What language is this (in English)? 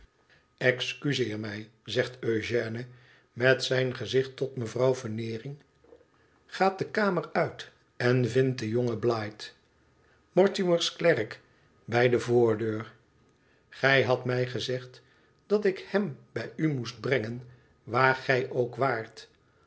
Dutch